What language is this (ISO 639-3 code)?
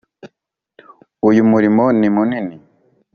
kin